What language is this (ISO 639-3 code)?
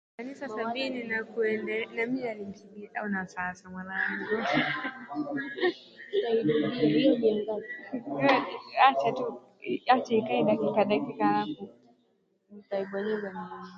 swa